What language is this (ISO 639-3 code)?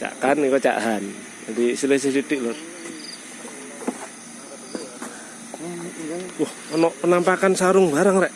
ind